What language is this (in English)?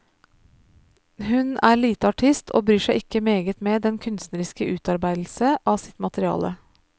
Norwegian